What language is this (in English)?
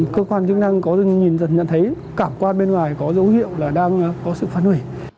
Vietnamese